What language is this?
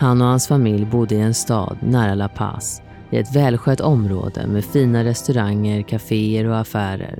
Swedish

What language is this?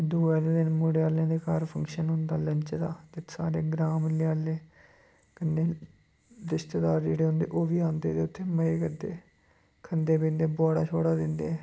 Dogri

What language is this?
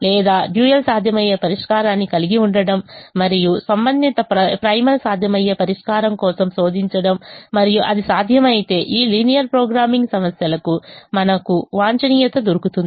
Telugu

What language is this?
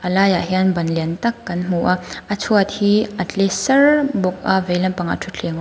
Mizo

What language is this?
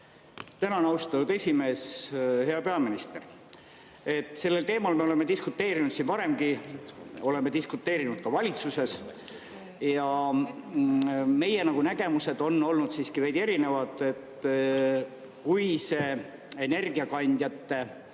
Estonian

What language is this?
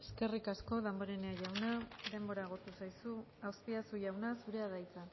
Basque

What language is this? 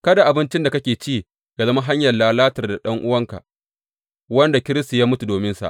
Hausa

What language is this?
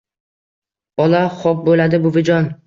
Uzbek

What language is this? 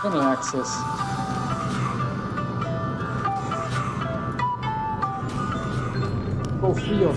German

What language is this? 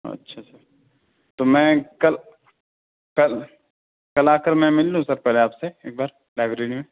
Urdu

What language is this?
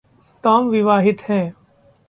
Hindi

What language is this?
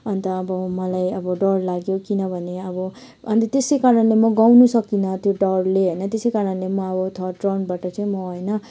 Nepali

